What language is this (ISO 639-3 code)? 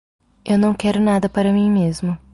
por